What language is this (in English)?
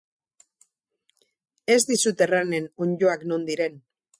Basque